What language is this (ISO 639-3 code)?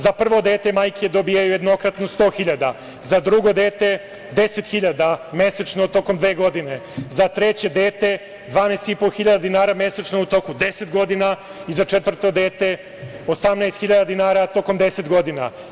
srp